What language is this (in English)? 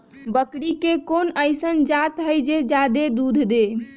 Magahi